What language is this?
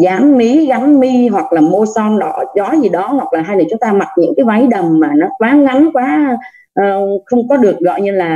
Vietnamese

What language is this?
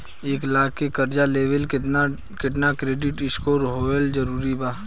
Bhojpuri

